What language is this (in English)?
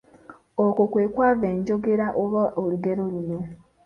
Ganda